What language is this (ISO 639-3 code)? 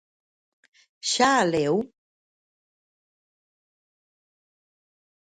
glg